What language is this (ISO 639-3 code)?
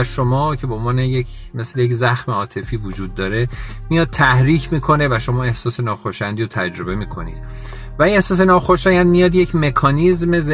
fas